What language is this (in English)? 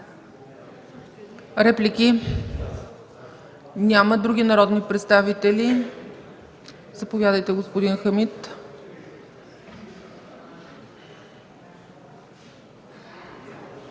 Bulgarian